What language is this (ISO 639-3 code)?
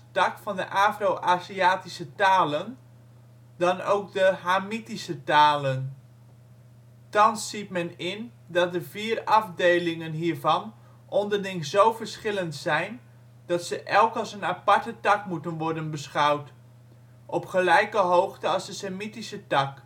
nld